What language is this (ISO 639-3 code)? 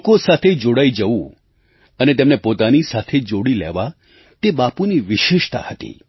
guj